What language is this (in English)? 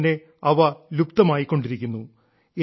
Malayalam